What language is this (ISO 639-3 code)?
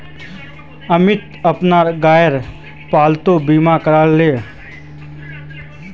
mag